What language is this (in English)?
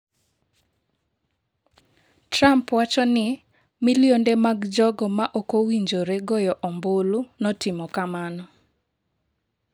Luo (Kenya and Tanzania)